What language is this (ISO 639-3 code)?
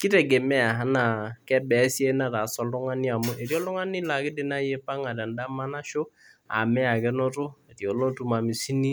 mas